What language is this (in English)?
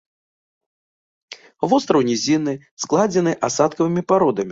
Belarusian